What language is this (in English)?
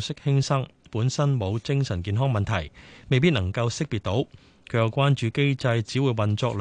Chinese